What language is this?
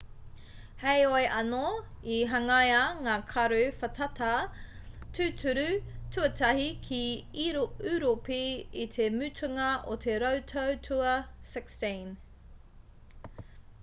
Māori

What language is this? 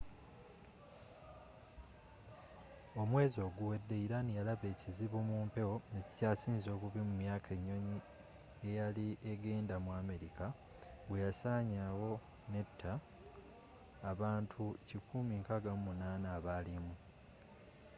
Ganda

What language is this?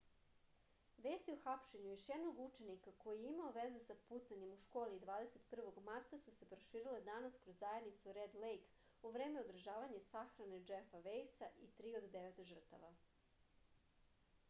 Serbian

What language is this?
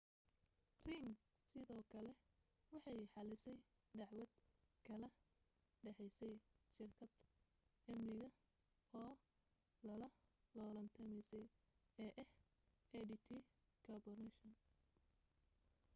Somali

